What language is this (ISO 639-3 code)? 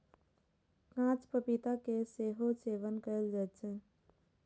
mai